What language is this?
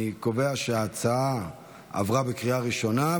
Hebrew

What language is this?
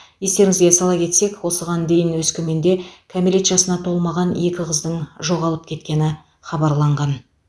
Kazakh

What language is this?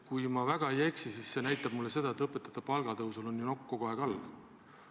Estonian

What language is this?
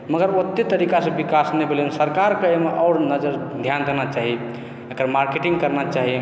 Maithili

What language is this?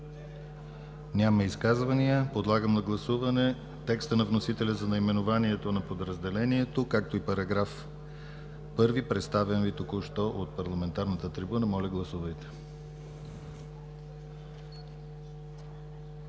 Bulgarian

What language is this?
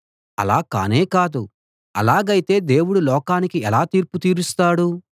Telugu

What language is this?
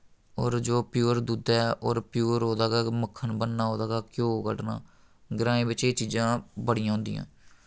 Dogri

